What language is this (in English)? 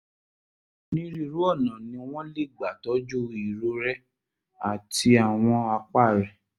Yoruba